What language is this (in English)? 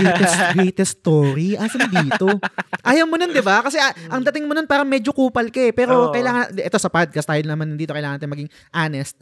Filipino